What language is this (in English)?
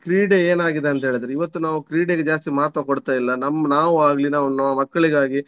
Kannada